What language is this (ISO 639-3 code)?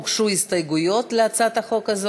heb